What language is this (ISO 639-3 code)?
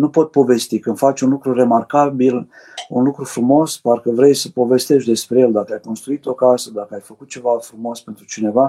ron